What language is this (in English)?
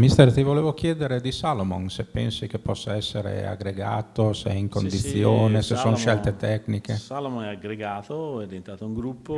Italian